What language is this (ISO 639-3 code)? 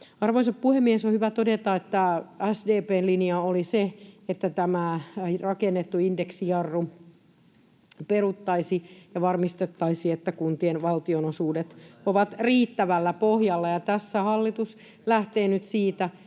fin